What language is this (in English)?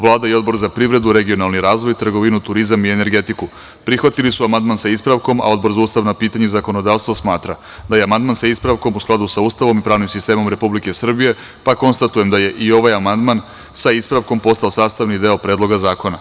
Serbian